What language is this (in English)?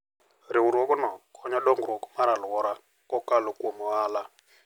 Luo (Kenya and Tanzania)